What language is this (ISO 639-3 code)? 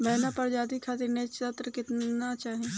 bho